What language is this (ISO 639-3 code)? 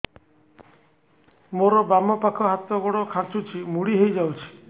ori